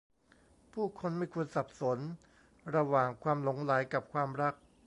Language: Thai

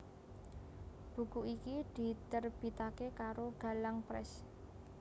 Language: Javanese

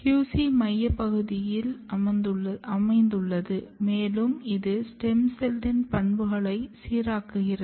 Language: Tamil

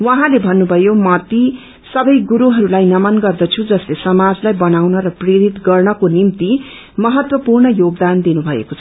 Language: Nepali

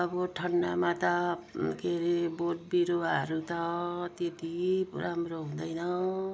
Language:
Nepali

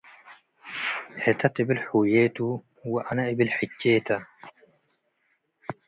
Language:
Tigre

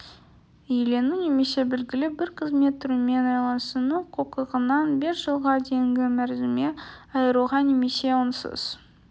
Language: Kazakh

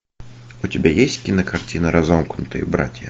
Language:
Russian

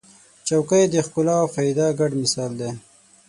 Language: Pashto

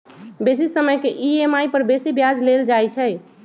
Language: Magahi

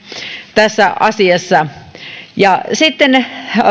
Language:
Finnish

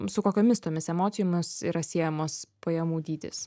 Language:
Lithuanian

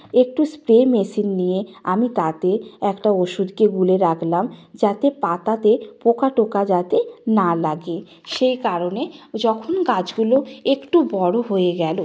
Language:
Bangla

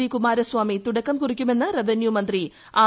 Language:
Malayalam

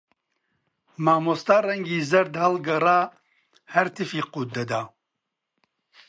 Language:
Central Kurdish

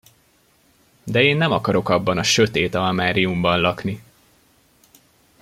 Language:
Hungarian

